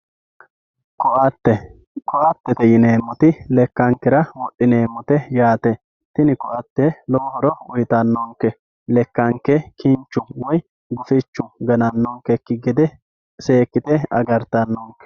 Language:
Sidamo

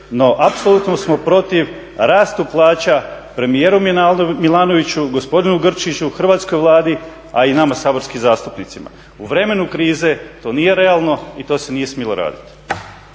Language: Croatian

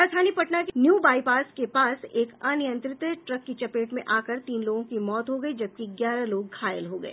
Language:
Hindi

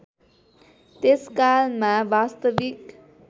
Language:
Nepali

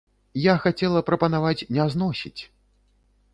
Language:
Belarusian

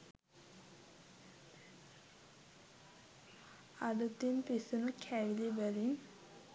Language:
Sinhala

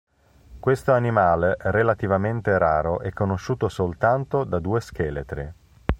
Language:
Italian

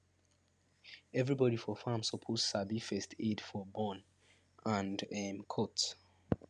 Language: Nigerian Pidgin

